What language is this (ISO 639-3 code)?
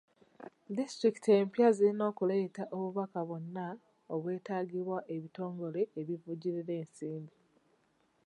lug